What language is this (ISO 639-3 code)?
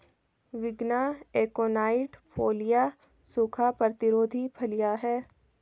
hin